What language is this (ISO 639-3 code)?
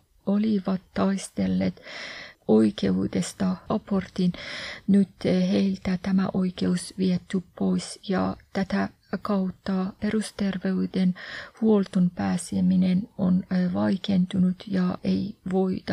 fin